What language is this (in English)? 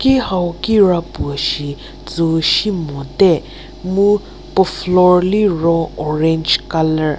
Angami Naga